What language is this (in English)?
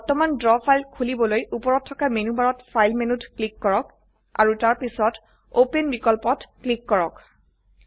Assamese